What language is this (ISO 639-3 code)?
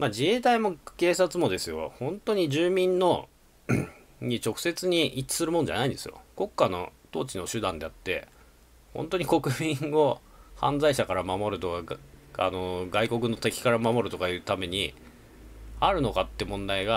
jpn